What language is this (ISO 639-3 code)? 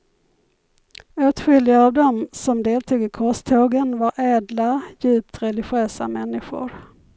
swe